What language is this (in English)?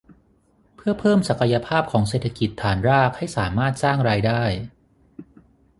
Thai